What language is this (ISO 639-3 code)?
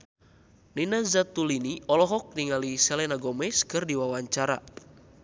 sun